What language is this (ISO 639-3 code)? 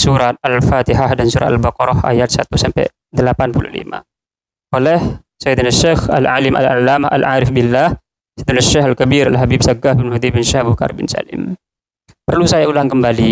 ind